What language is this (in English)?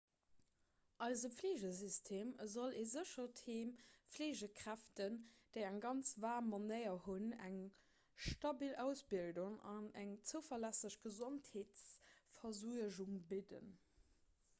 Luxembourgish